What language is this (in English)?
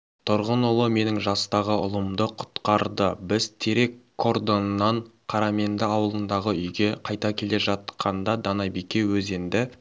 Kazakh